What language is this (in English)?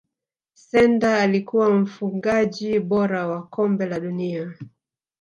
Swahili